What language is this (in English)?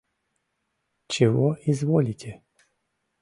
Mari